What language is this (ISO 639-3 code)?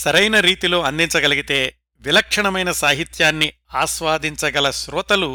tel